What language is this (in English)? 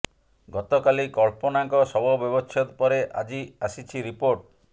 Odia